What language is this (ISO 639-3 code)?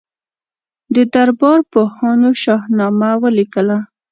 pus